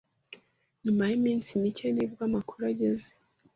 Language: Kinyarwanda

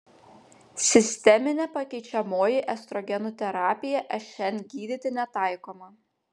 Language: Lithuanian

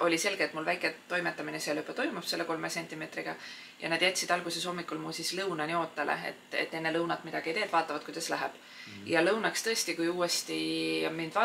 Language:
Finnish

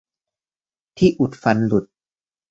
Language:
Thai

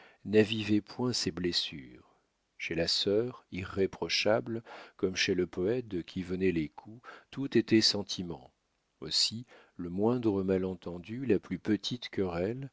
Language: French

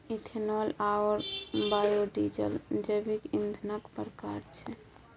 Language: Maithili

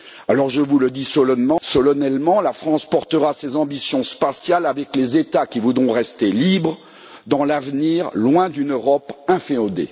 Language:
French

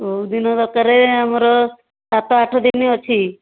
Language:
Odia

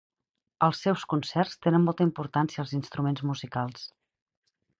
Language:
Catalan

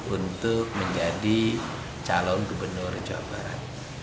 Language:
Indonesian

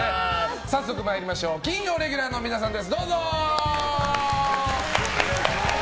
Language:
Japanese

